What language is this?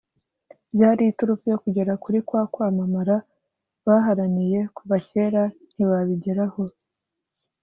Kinyarwanda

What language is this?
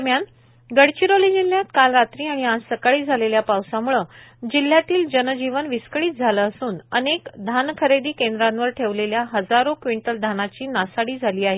Marathi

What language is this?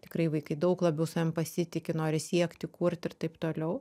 Lithuanian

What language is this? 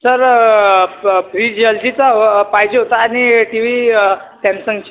Marathi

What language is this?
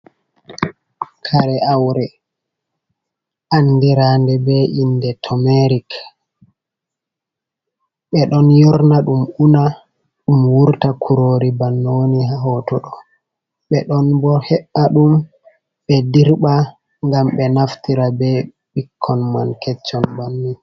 Fula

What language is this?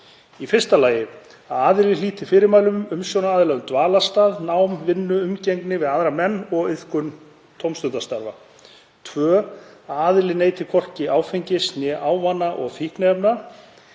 Icelandic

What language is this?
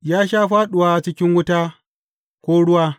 Hausa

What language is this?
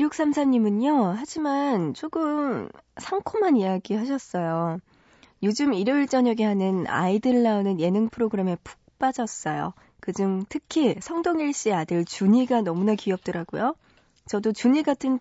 Korean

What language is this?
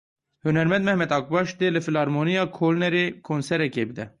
Kurdish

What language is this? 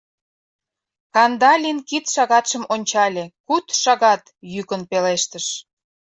Mari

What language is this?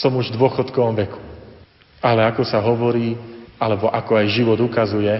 Slovak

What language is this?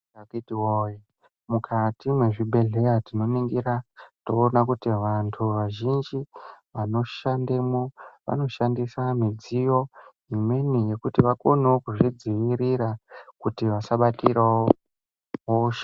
Ndau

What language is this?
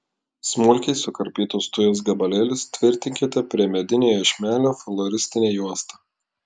Lithuanian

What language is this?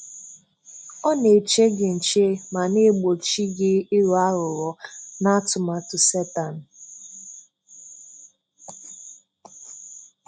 Igbo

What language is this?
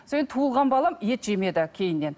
Kazakh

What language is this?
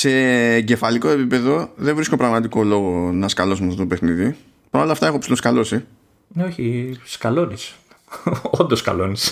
Greek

